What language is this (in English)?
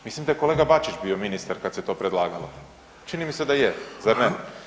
Croatian